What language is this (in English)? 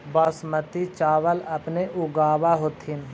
Magahi